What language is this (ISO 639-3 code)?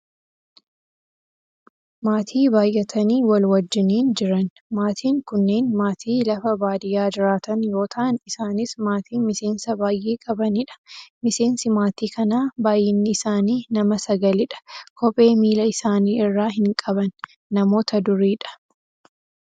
orm